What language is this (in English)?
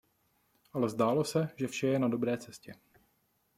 Czech